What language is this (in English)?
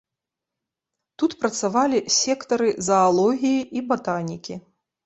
Belarusian